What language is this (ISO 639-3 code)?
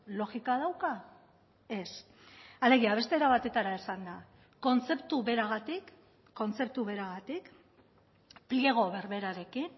eus